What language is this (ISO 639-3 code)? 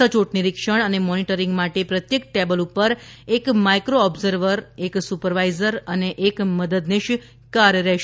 guj